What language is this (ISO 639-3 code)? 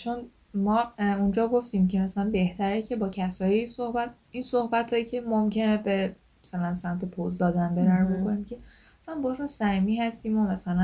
fas